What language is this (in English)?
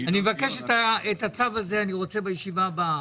Hebrew